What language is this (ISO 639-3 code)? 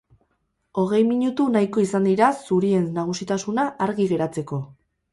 eus